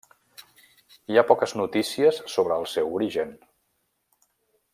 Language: Catalan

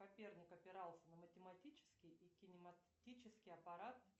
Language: Russian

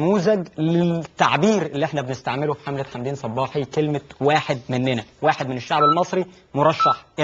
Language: Arabic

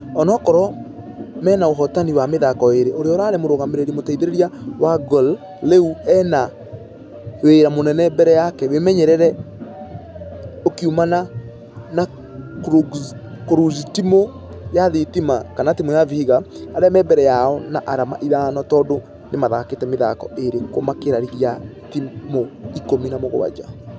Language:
Kikuyu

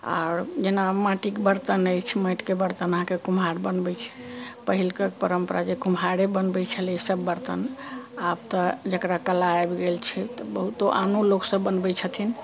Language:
Maithili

